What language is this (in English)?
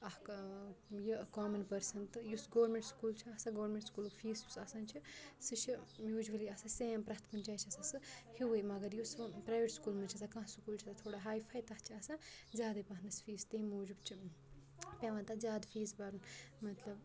Kashmiri